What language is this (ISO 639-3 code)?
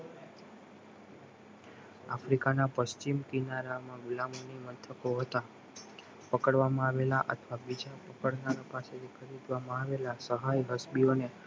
guj